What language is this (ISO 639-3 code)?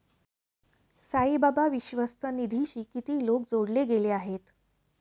mar